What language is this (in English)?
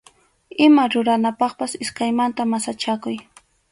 Arequipa-La Unión Quechua